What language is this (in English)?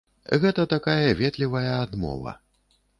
Belarusian